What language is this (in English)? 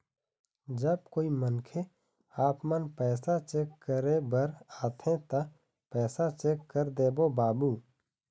Chhattisgarhi